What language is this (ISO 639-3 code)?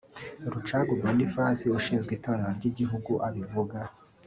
kin